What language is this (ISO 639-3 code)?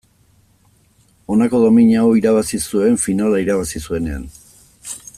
eus